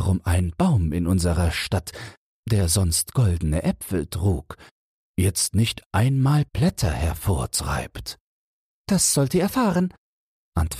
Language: German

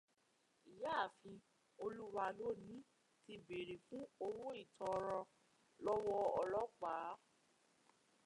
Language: Yoruba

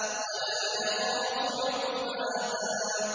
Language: Arabic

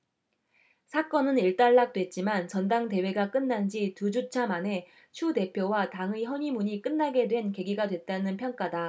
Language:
Korean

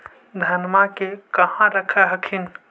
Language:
Magahi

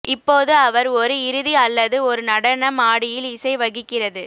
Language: Tamil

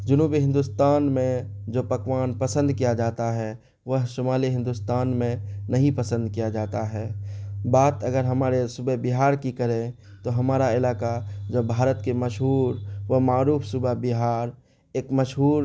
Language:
Urdu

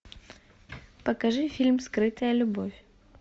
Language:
Russian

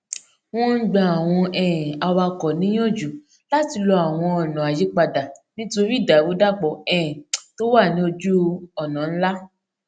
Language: Yoruba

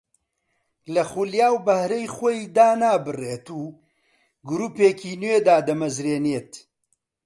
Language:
Central Kurdish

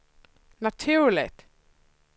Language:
Swedish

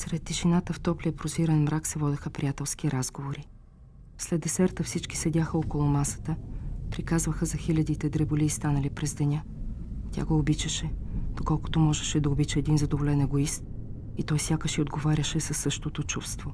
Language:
Bulgarian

